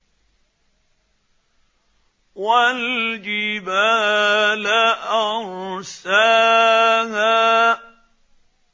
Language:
Arabic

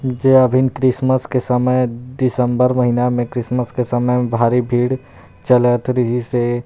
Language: Chhattisgarhi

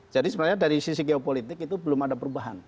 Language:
Indonesian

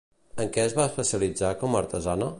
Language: Catalan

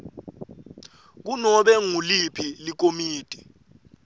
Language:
Swati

